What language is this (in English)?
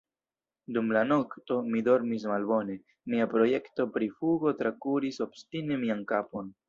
Esperanto